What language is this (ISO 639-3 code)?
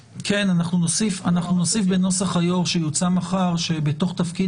heb